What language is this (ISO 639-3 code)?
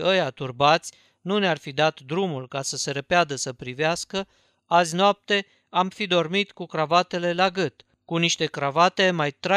ron